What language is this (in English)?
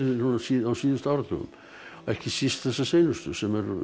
Icelandic